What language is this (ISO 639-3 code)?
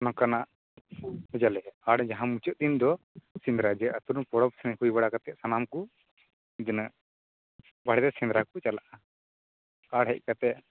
sat